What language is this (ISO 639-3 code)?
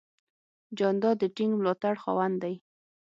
pus